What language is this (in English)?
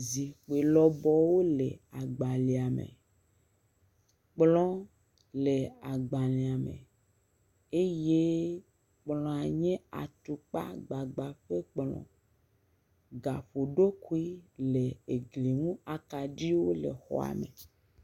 Ewe